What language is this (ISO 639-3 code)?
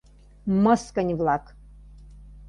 chm